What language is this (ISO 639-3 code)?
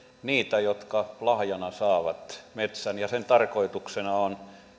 fin